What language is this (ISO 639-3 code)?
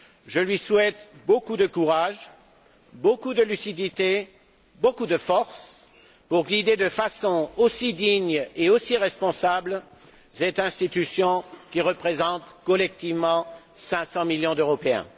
fra